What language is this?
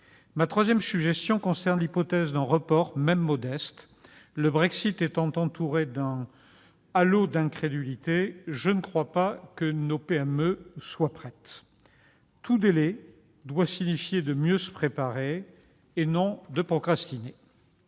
French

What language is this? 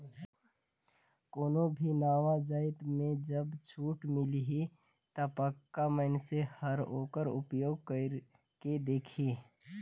Chhattisgarhi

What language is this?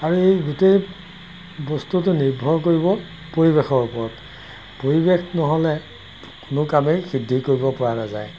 Assamese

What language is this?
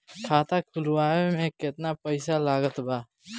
Bhojpuri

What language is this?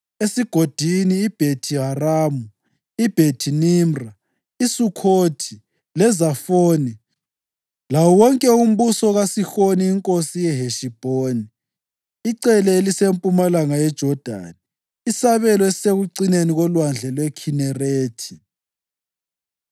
North Ndebele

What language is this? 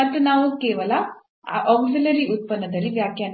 Kannada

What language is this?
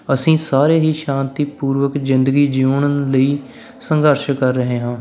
Punjabi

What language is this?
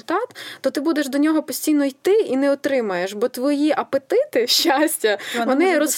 Ukrainian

